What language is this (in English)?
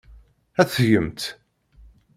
Kabyle